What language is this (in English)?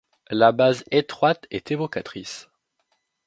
French